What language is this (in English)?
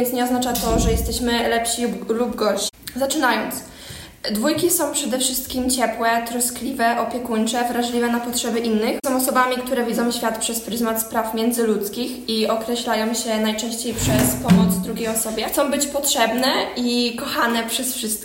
Polish